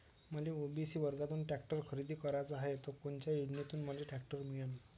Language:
Marathi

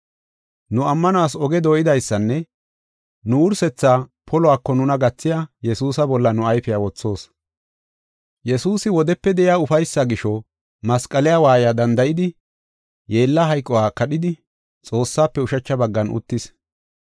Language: Gofa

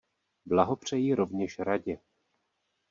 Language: Czech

